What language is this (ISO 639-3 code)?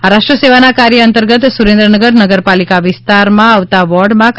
guj